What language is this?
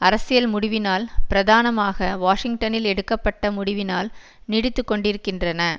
Tamil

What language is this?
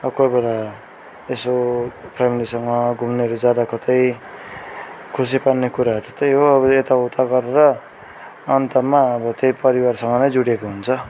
Nepali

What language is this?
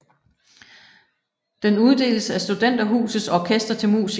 Danish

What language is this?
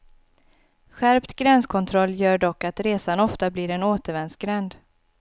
Swedish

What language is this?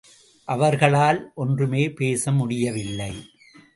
Tamil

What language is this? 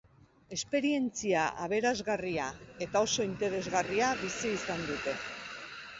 Basque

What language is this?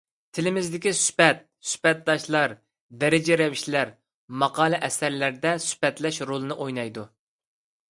Uyghur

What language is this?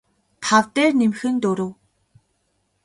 Mongolian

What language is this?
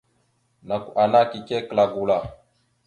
Mada (Cameroon)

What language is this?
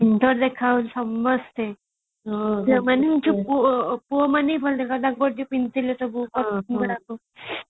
Odia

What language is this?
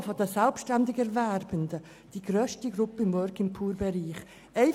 Swiss German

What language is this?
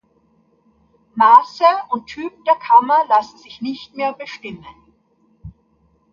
German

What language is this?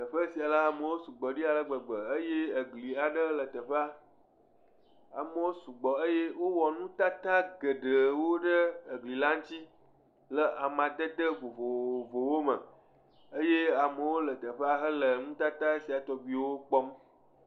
Ewe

